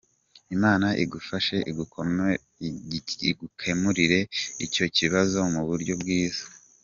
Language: Kinyarwanda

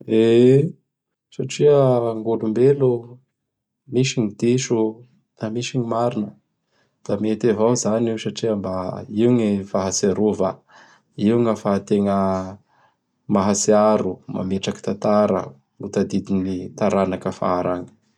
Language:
Bara Malagasy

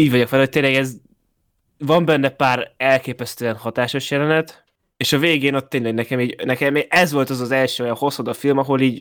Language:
Hungarian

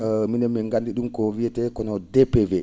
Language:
Fula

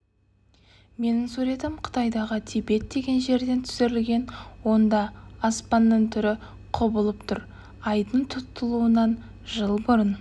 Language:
Kazakh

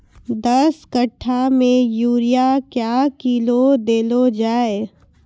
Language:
Maithili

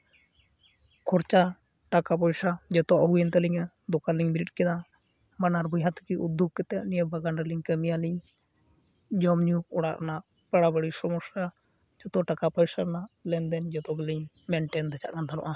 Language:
Santali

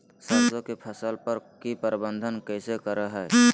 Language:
Magahi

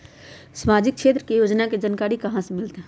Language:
Magahi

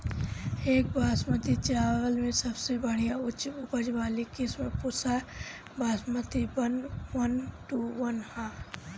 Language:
Bhojpuri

